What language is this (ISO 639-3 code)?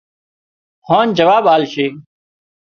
kxp